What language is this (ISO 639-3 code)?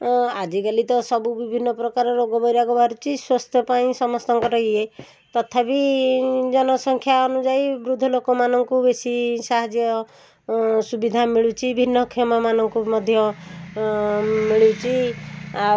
ori